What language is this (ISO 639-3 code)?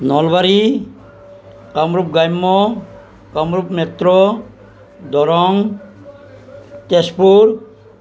asm